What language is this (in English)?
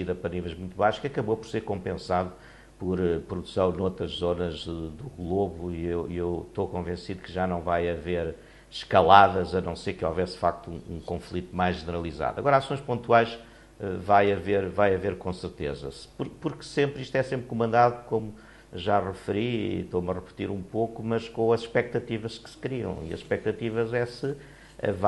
Portuguese